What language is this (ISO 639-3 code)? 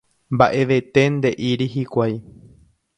grn